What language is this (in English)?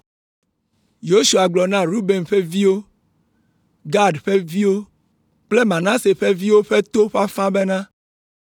Ewe